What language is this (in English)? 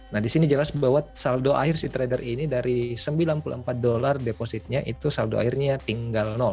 Indonesian